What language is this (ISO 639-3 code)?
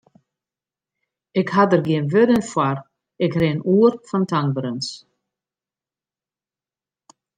fry